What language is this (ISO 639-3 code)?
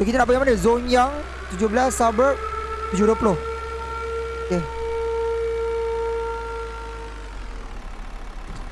msa